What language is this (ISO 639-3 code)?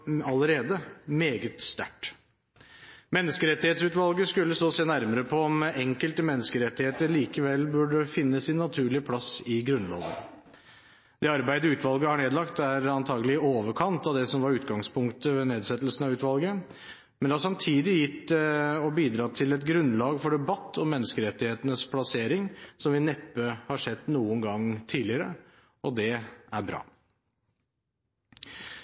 nob